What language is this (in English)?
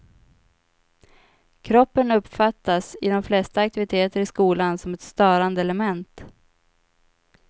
Swedish